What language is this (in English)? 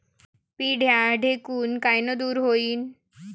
Marathi